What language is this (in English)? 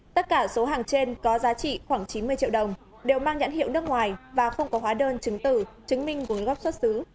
Vietnamese